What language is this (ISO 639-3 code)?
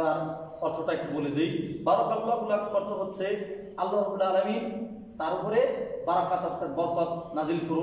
ara